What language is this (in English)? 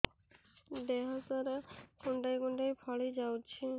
Odia